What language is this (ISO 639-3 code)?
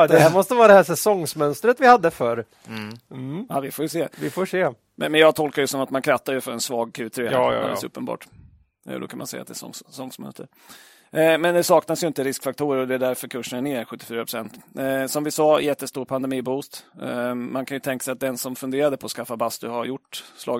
swe